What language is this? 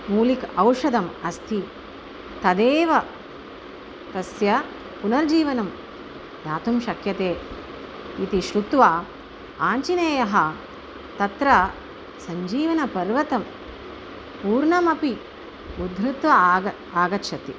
Sanskrit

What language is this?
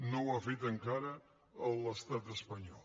Catalan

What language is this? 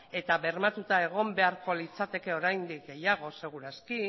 Basque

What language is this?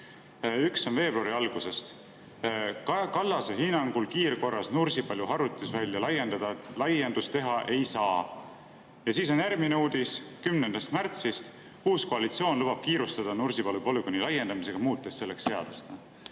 Estonian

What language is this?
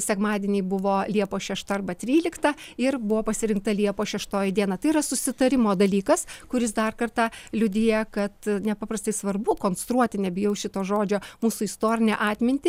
Lithuanian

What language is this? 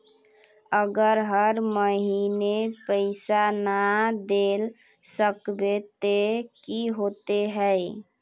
Magahi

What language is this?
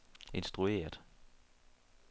Danish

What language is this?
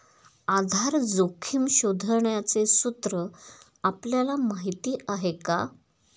Marathi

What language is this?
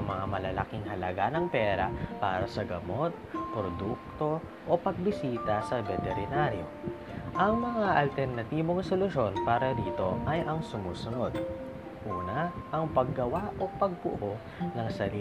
Filipino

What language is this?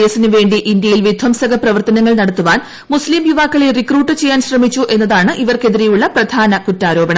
Malayalam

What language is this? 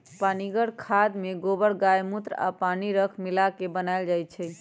Magahi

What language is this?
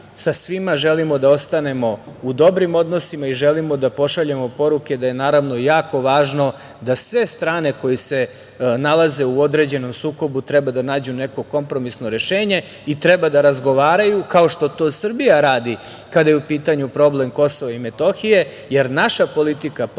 Serbian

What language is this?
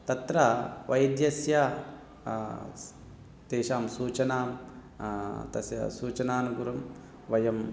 Sanskrit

